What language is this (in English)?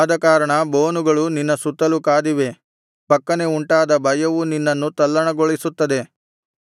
Kannada